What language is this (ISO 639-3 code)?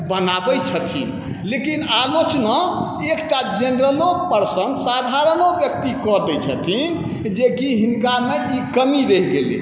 mai